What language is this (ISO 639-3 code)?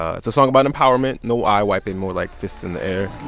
eng